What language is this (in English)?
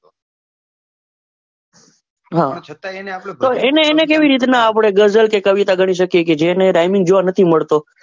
Gujarati